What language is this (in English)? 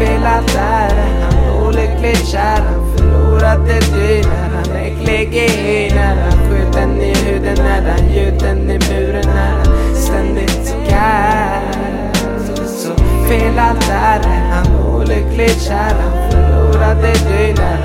Swedish